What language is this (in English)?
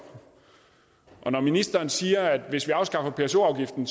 Danish